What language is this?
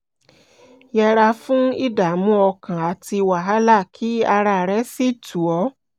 Yoruba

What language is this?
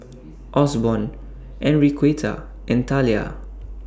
English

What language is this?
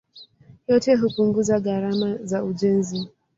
Swahili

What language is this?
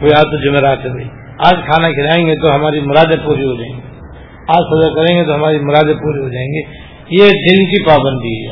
Urdu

